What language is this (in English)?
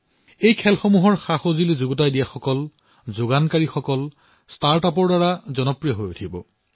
Assamese